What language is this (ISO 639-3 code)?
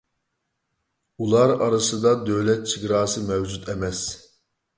uig